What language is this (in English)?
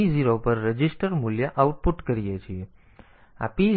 Gujarati